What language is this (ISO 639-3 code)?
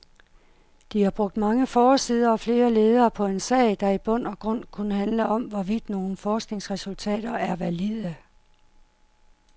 dan